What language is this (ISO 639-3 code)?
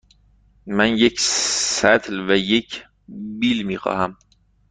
fas